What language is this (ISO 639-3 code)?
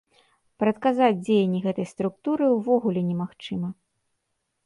bel